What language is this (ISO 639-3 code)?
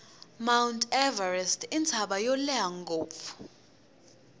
tso